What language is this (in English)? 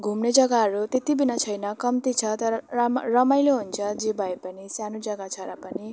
Nepali